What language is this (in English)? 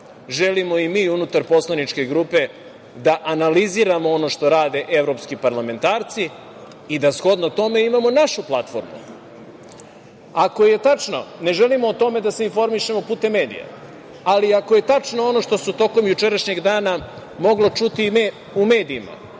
Serbian